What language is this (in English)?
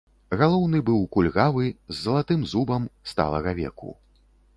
Belarusian